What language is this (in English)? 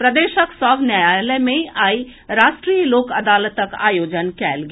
Maithili